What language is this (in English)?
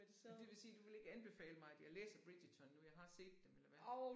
Danish